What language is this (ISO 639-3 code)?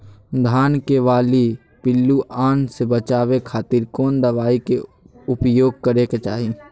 mag